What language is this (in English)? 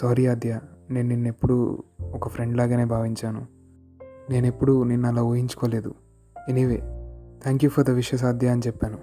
Telugu